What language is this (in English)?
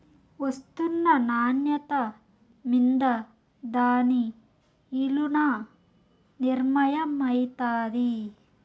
Telugu